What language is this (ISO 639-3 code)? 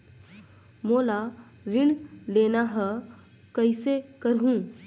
hne